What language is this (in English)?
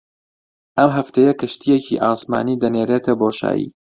Central Kurdish